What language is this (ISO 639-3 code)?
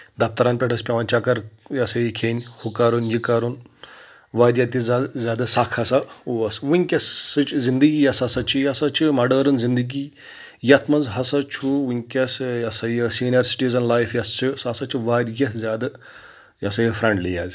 kas